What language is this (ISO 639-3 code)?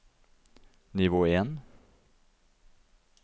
nor